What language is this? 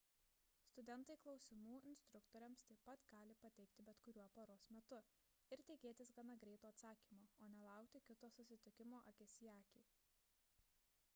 Lithuanian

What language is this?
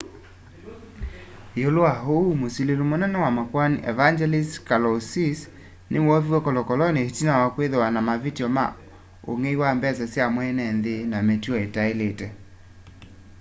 Kamba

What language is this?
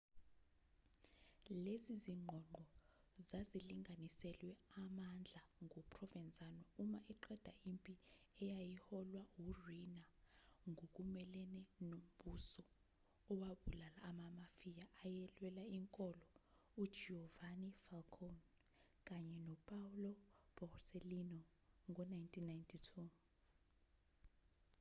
Zulu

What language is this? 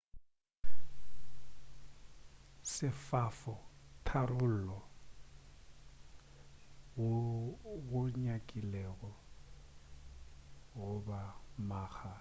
Northern Sotho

